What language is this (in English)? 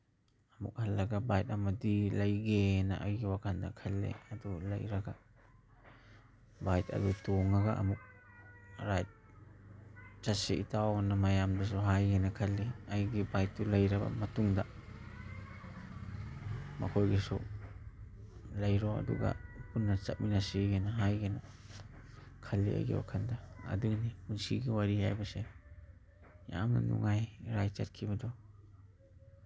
Manipuri